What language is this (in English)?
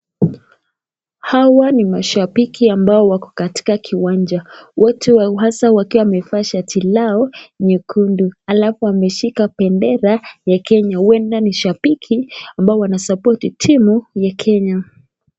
Swahili